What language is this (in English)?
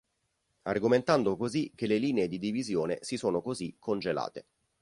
Italian